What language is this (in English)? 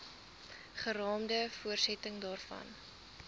Afrikaans